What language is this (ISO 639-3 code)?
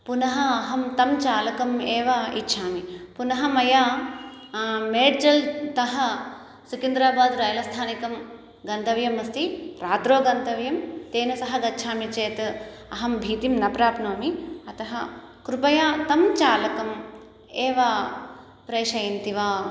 san